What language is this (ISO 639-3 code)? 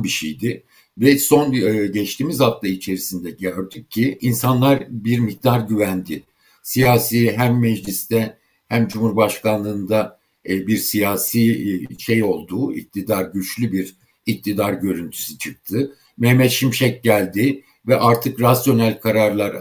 tur